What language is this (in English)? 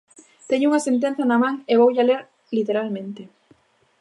Galician